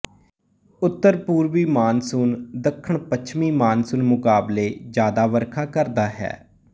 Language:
Punjabi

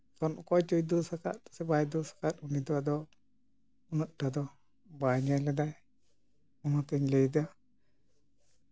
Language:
Santali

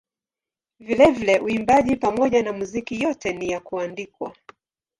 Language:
Swahili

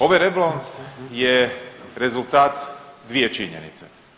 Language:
Croatian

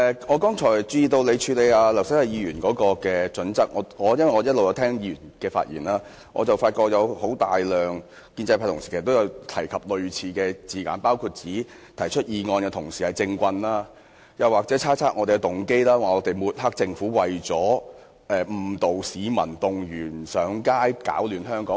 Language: Cantonese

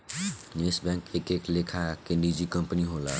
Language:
Bhojpuri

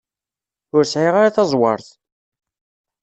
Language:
Kabyle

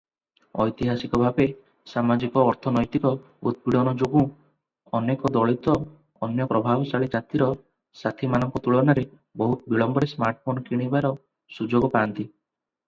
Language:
Odia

